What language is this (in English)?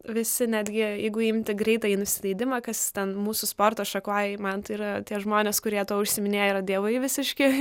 Lithuanian